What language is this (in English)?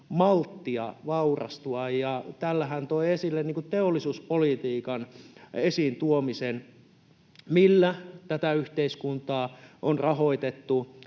Finnish